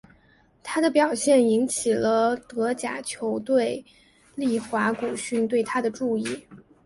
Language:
Chinese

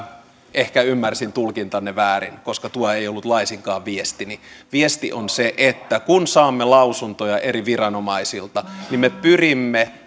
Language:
Finnish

